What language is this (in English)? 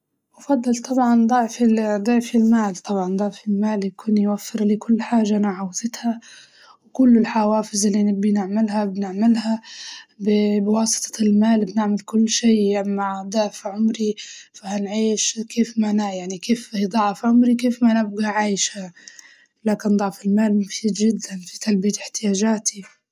Libyan Arabic